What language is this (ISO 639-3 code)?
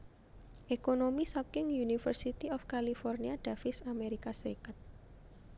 jav